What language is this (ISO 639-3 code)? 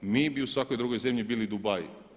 hrv